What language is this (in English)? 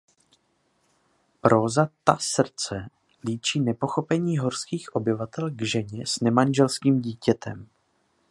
Czech